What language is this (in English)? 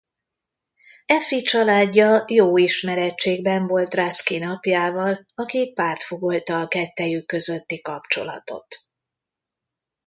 Hungarian